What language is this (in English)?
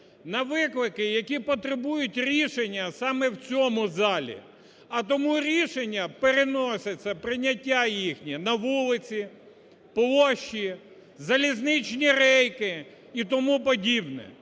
Ukrainian